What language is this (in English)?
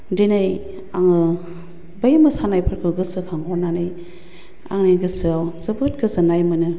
Bodo